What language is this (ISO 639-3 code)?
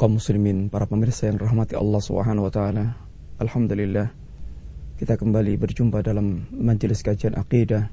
msa